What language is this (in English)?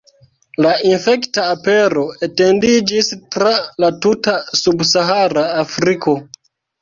Esperanto